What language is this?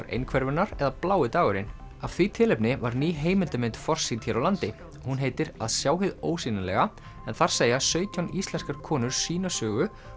Icelandic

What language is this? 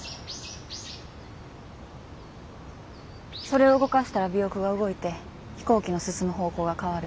Japanese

